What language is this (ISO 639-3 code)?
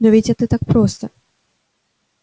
rus